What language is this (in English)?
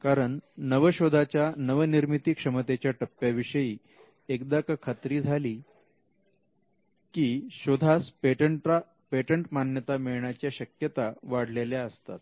Marathi